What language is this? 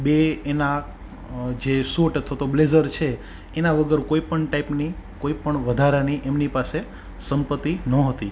Gujarati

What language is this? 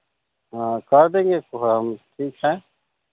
Hindi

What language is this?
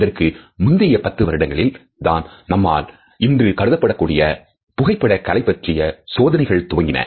Tamil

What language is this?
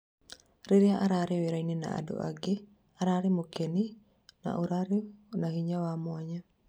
Kikuyu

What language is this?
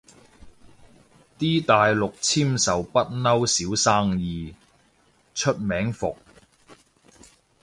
Cantonese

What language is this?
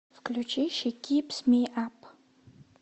Russian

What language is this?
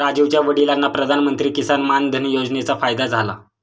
Marathi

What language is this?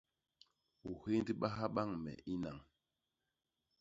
Basaa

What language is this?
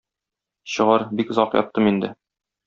Tatar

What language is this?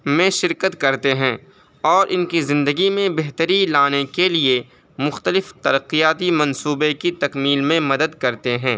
Urdu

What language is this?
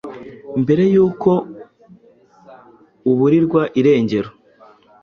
Kinyarwanda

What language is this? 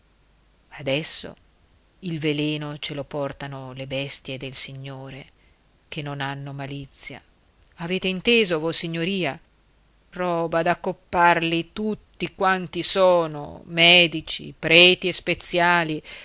Italian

